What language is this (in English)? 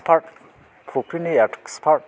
Bodo